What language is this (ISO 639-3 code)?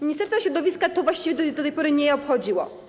pol